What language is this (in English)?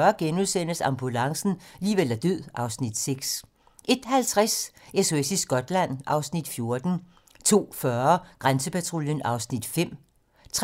Danish